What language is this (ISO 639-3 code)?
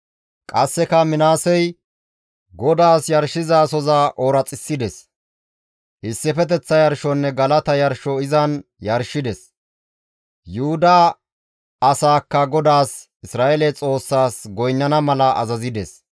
gmv